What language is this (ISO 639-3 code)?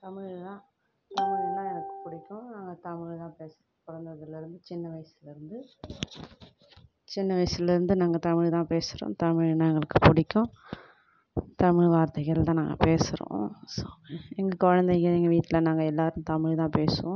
tam